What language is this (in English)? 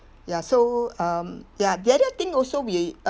English